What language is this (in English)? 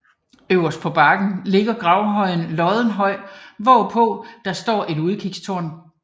Danish